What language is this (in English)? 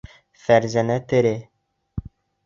Bashkir